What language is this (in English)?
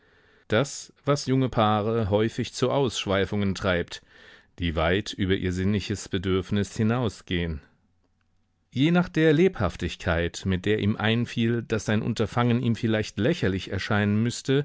German